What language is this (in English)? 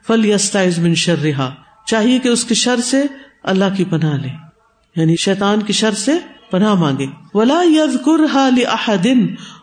Urdu